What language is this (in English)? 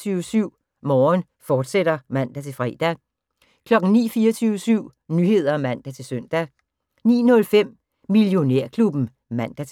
Danish